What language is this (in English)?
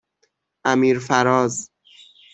Persian